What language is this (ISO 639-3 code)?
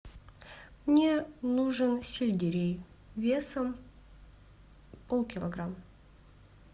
rus